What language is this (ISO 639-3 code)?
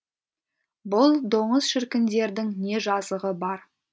kaz